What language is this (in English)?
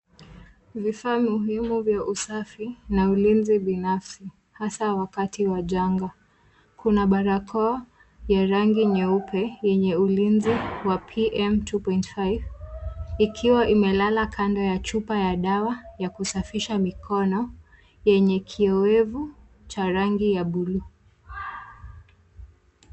Swahili